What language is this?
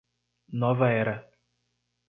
Portuguese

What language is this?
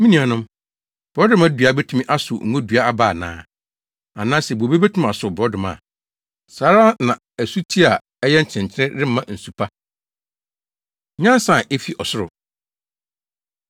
Akan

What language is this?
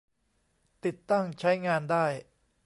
Thai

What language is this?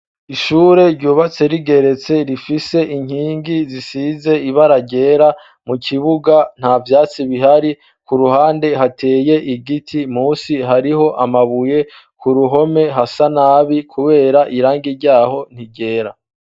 Rundi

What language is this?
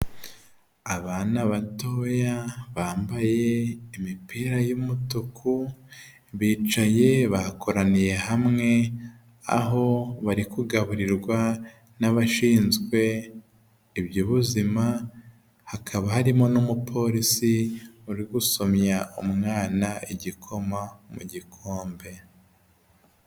Kinyarwanda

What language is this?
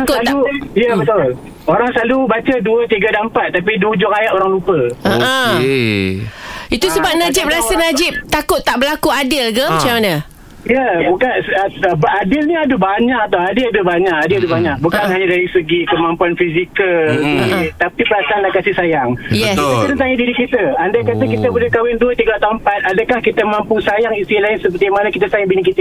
Malay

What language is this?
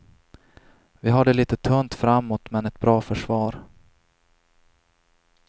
Swedish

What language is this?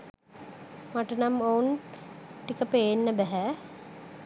Sinhala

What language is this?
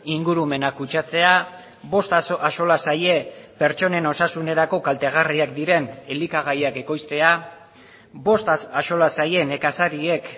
Basque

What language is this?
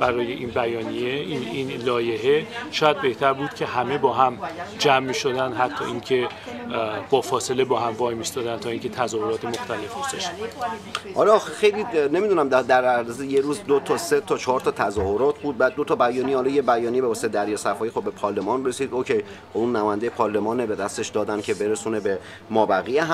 Persian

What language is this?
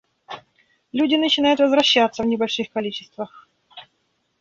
Russian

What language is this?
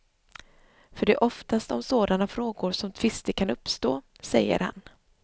Swedish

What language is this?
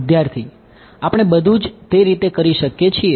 Gujarati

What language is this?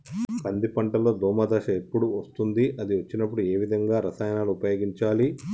Telugu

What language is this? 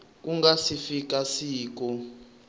Tsonga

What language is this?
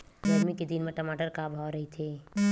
Chhattisgarhi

